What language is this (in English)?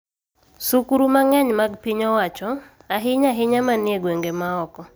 Luo (Kenya and Tanzania)